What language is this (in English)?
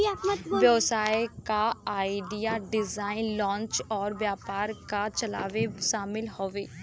Bhojpuri